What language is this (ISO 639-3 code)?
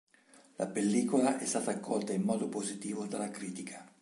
ita